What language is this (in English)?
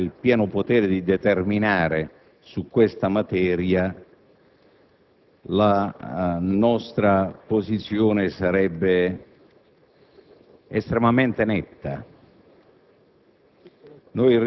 Italian